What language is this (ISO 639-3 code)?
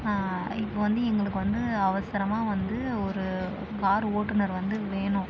tam